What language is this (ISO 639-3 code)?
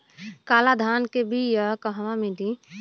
bho